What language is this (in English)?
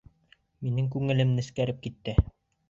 Bashkir